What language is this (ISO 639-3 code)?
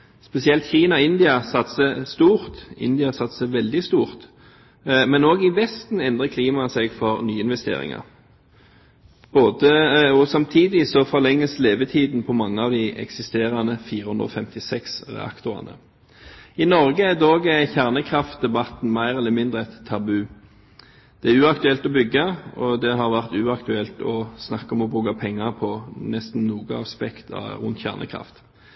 nob